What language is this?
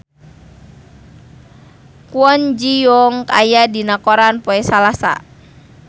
Sundanese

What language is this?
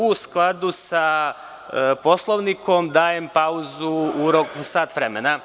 Serbian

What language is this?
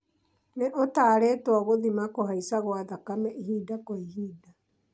Kikuyu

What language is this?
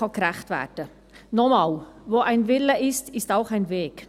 Swiss German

